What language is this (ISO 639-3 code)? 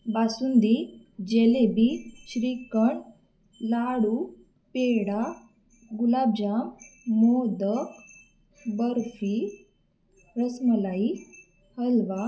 mar